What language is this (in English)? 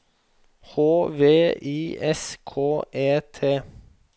Norwegian